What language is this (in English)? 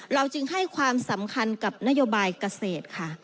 Thai